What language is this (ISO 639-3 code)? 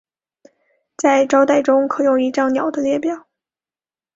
zho